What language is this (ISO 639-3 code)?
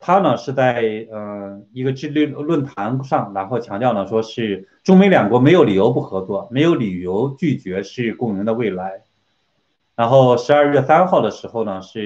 zho